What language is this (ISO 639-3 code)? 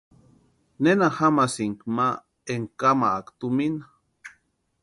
pua